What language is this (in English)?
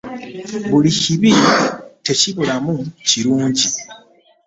Ganda